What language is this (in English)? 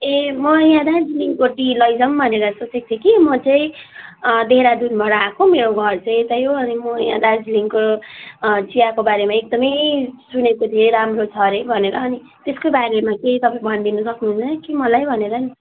Nepali